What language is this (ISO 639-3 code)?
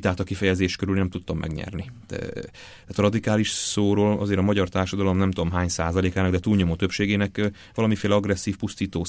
hun